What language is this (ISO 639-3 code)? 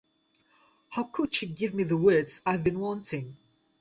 eng